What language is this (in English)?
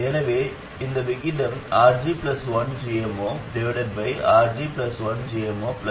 Tamil